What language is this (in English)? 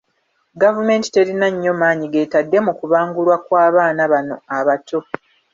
Ganda